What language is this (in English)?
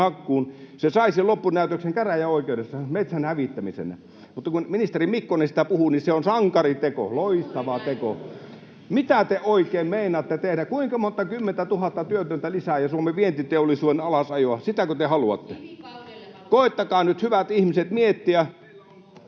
Finnish